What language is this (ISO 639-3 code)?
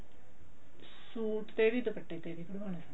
pan